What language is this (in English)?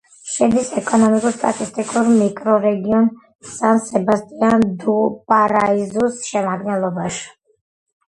Georgian